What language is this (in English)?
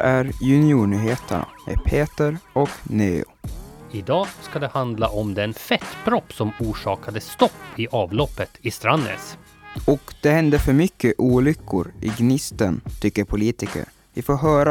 Swedish